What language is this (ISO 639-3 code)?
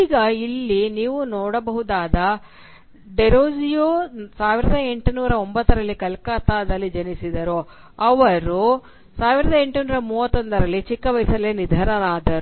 kan